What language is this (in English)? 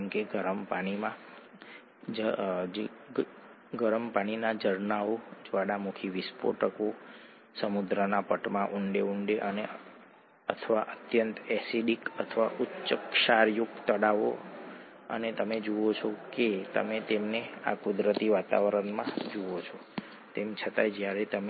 Gujarati